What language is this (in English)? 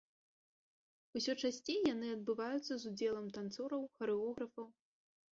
Belarusian